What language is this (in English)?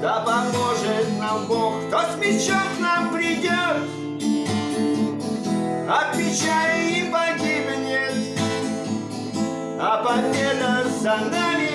Russian